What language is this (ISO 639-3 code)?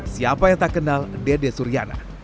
ind